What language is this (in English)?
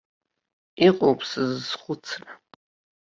Abkhazian